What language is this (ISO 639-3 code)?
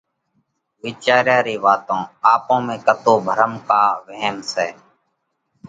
kvx